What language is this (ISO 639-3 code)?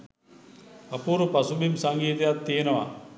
sin